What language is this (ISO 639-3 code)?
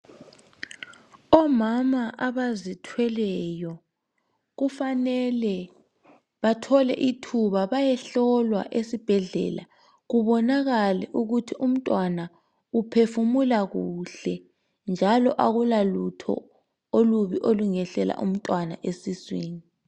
nde